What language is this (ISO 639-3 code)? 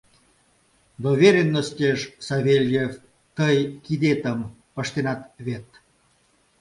chm